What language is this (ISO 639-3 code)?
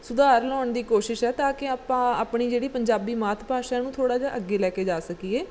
pan